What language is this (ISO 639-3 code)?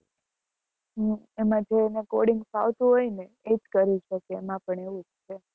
guj